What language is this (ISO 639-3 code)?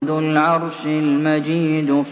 ara